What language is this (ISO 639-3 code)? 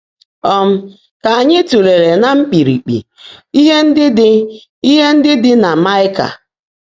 ibo